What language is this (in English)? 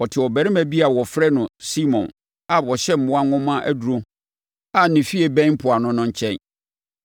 Akan